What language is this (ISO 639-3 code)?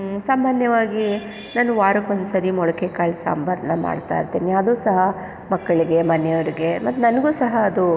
kan